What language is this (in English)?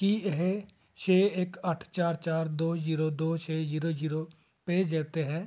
Punjabi